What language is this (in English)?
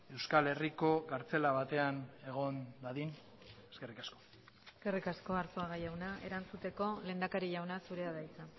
Basque